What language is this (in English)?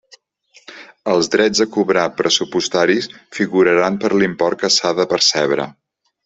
Catalan